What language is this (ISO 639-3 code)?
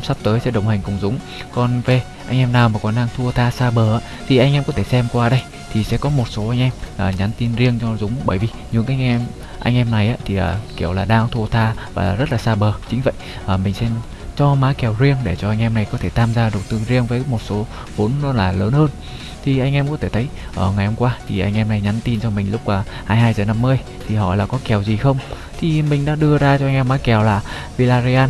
vie